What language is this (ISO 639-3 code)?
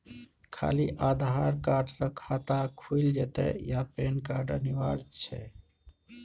mai